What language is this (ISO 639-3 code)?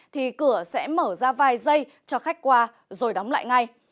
vie